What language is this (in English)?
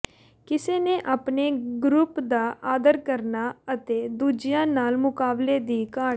Punjabi